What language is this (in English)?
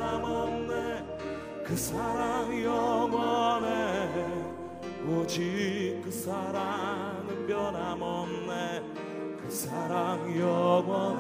Korean